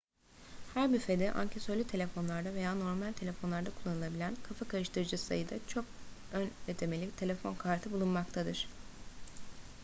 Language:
Turkish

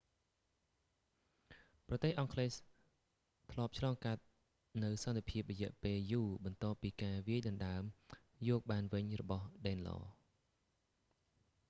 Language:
Khmer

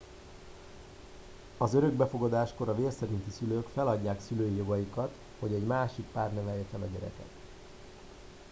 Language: Hungarian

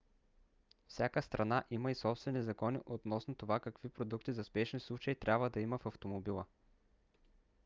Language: Bulgarian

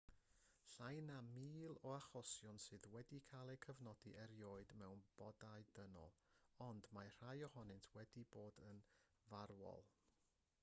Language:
Welsh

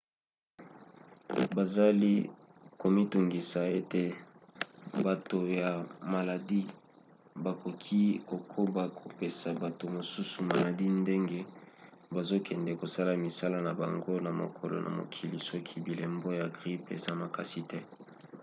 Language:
Lingala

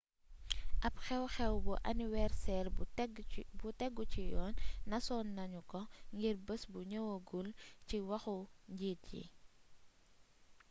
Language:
Wolof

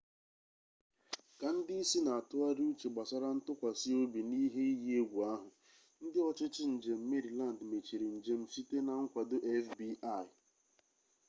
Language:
Igbo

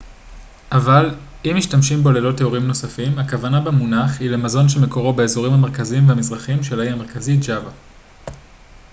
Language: Hebrew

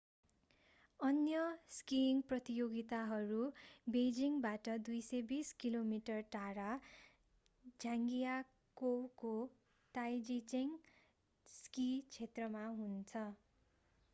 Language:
Nepali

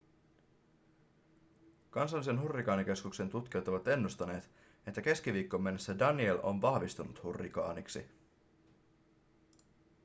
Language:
Finnish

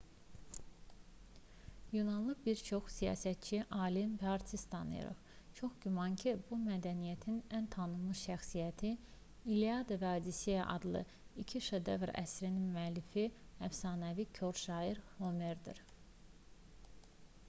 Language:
Azerbaijani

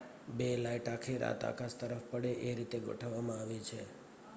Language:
Gujarati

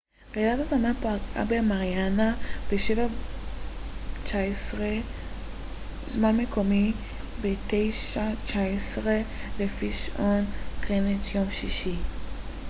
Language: Hebrew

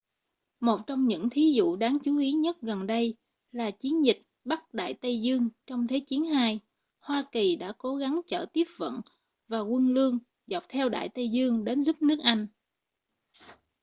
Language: Vietnamese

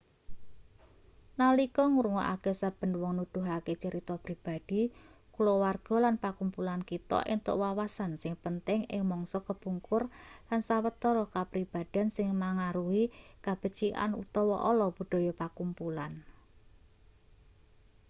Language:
Javanese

